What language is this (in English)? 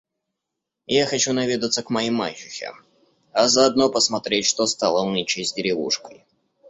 Russian